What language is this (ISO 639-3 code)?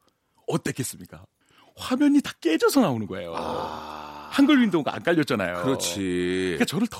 kor